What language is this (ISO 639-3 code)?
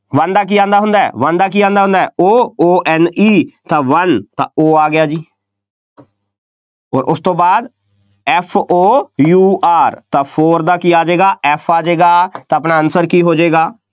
pan